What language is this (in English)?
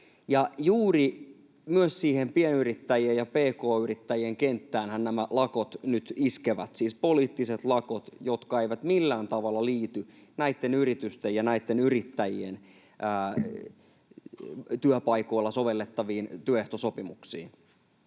Finnish